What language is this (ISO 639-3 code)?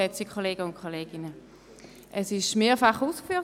gsw